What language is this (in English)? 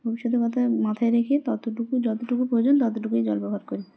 Bangla